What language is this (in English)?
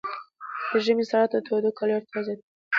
Pashto